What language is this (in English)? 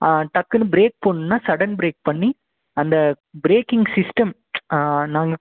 Tamil